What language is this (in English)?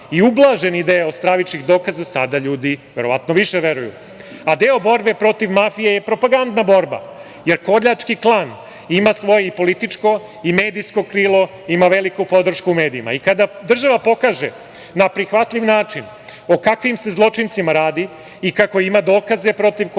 Serbian